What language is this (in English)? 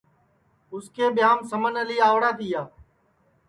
Sansi